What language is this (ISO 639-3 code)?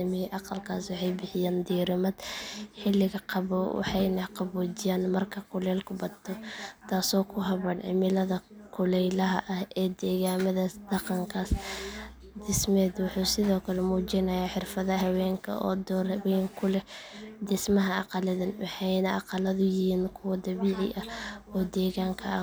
som